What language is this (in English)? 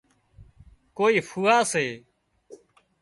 Wadiyara Koli